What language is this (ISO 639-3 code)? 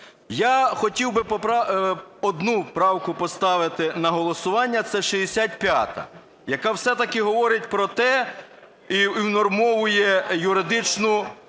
ukr